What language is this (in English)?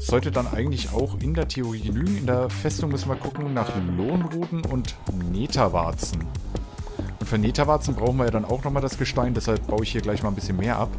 German